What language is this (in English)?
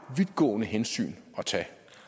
Danish